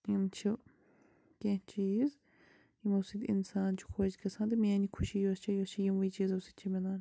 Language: Kashmiri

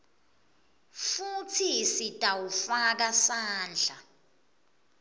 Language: Swati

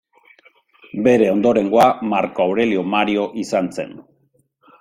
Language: Basque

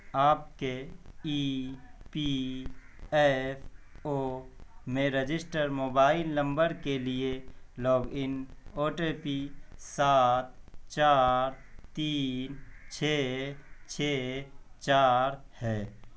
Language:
Urdu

